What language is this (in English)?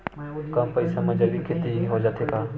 Chhattisgarhi